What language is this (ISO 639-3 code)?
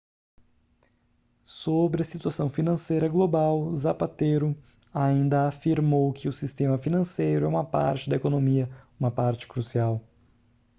por